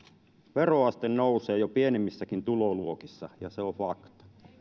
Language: Finnish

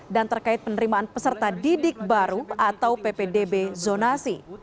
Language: Indonesian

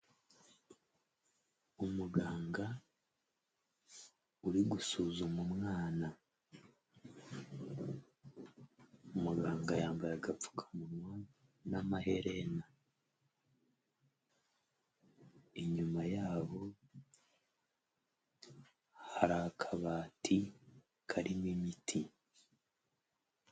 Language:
Kinyarwanda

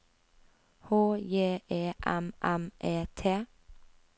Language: Norwegian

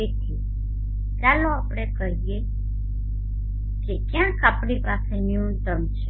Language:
Gujarati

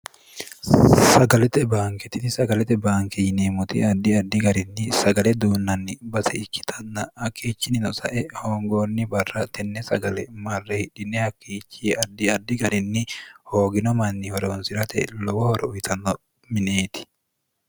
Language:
Sidamo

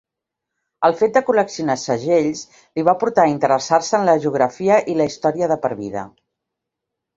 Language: Catalan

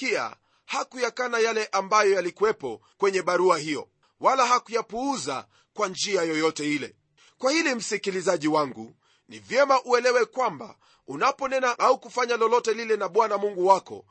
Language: Swahili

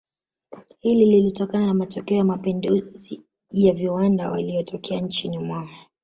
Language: Swahili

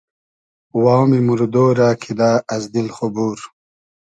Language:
Hazaragi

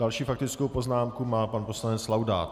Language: Czech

